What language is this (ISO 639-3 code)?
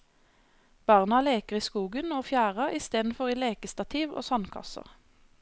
nor